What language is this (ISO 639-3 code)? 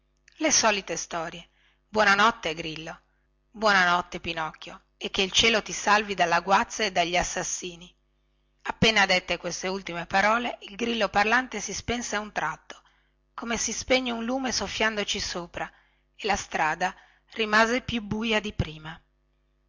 ita